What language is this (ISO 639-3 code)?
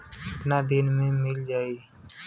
bho